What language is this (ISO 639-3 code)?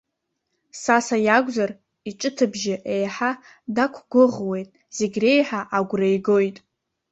abk